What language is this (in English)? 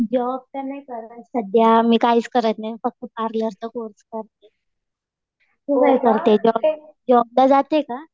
Marathi